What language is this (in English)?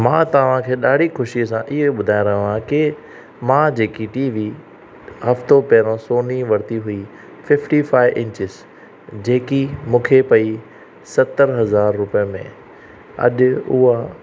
Sindhi